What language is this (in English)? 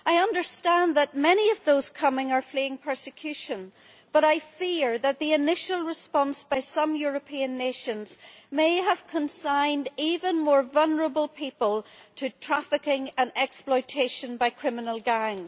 English